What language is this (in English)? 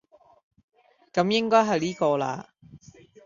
Cantonese